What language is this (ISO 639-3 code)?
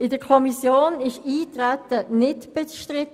gsw